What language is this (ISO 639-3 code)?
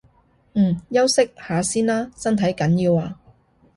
yue